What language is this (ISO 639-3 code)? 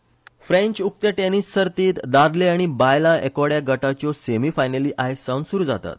kok